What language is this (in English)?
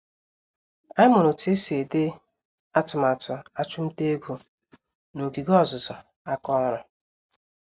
Igbo